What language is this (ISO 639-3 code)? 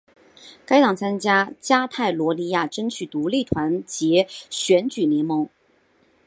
zho